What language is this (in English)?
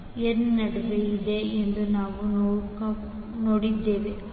Kannada